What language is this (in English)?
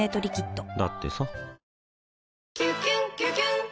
Japanese